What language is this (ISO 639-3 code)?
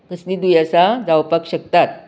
kok